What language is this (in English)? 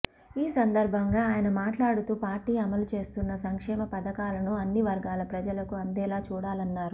Telugu